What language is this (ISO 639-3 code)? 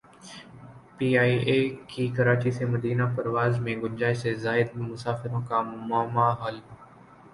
urd